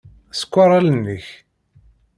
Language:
Kabyle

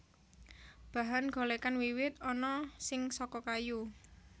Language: Javanese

